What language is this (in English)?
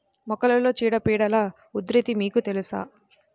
Telugu